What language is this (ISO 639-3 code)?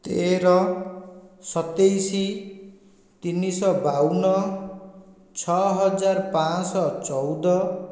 ori